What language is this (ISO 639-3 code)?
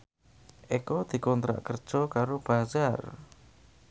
jav